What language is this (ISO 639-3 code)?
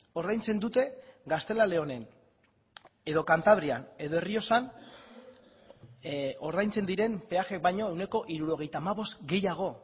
eus